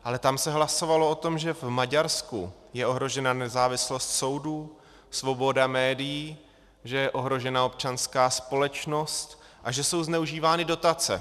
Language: Czech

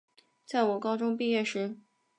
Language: Chinese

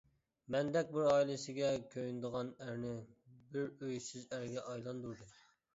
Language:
Uyghur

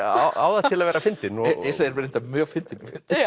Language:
Icelandic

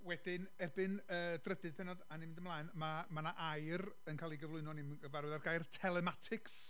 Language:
Welsh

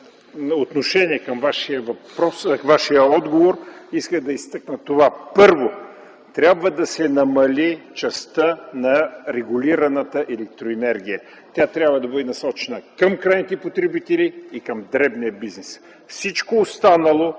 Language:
Bulgarian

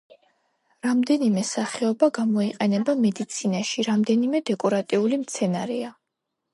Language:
Georgian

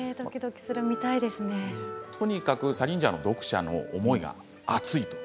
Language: Japanese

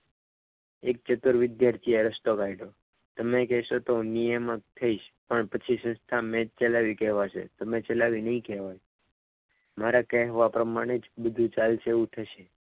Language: Gujarati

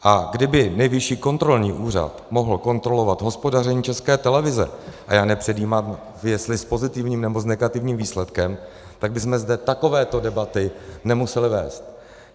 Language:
Czech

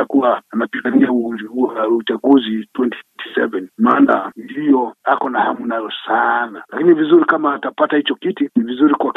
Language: Swahili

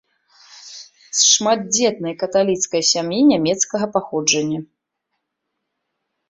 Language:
Belarusian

